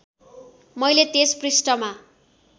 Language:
Nepali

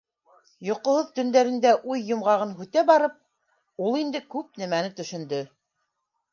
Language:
Bashkir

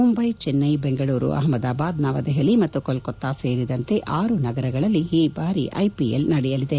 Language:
Kannada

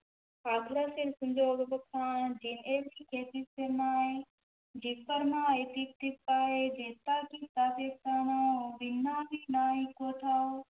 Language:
Punjabi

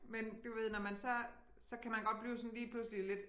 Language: Danish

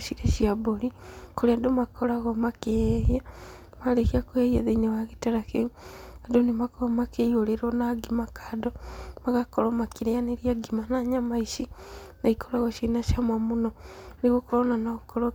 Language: Kikuyu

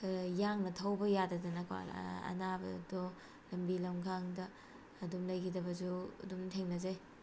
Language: Manipuri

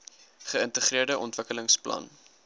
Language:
Afrikaans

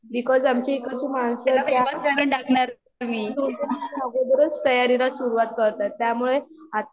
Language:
Marathi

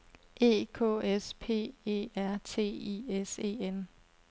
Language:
Danish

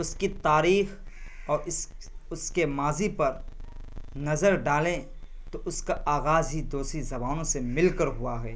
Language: Urdu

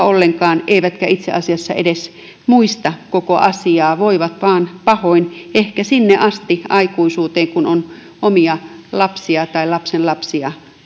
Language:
Finnish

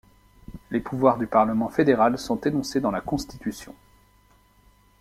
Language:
French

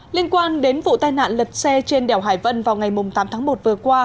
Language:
Vietnamese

